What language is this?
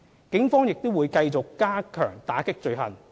Cantonese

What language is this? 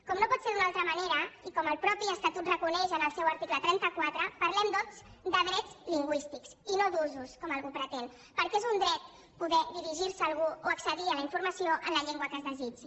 Catalan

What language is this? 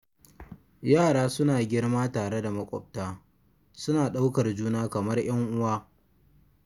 Hausa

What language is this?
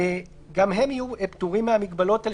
Hebrew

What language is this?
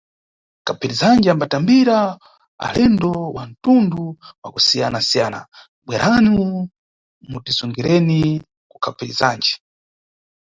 Nyungwe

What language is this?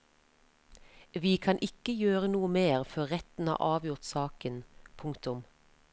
Norwegian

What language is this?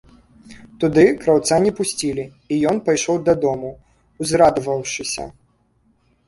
Belarusian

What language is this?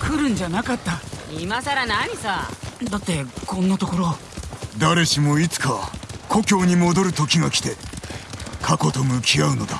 Japanese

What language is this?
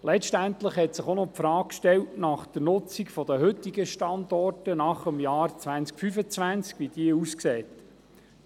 Swiss German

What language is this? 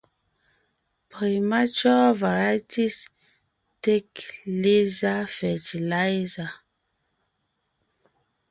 Ngiemboon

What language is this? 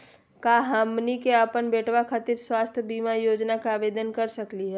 Magahi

